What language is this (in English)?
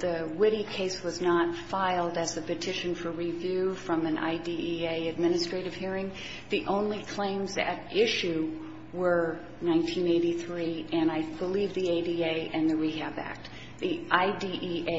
English